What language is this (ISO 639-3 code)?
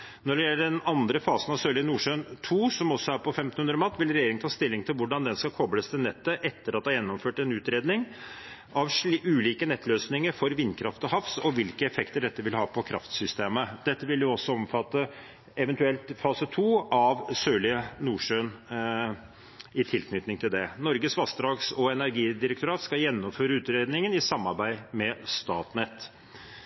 nob